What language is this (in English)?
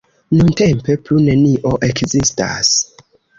Esperanto